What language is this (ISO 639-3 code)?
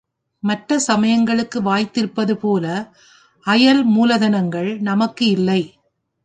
tam